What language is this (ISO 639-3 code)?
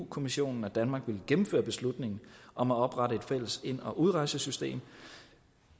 dan